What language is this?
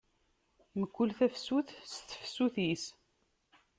Kabyle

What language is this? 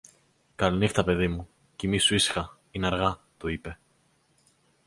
Greek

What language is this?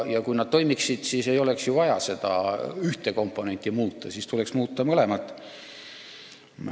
Estonian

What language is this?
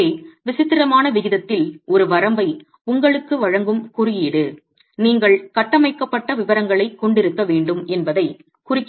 Tamil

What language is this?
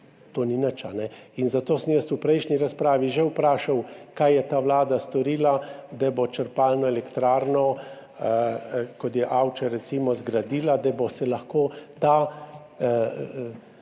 Slovenian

